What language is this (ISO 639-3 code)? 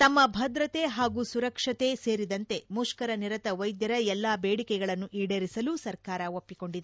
kan